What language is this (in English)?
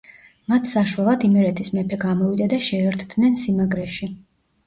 Georgian